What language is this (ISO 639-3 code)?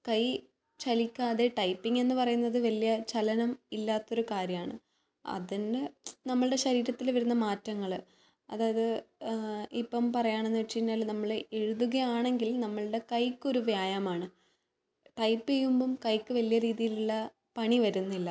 mal